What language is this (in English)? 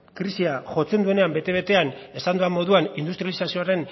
Basque